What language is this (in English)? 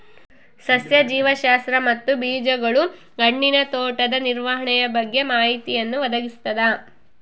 Kannada